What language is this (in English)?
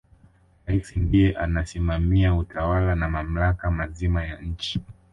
Swahili